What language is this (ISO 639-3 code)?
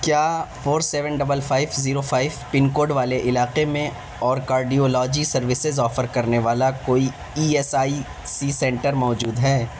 urd